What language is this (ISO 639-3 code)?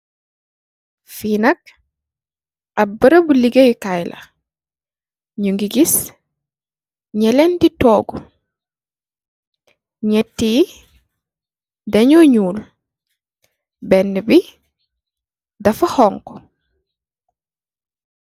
wol